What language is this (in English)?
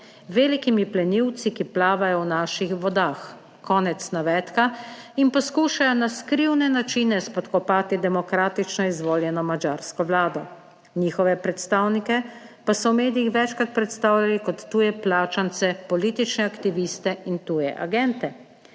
Slovenian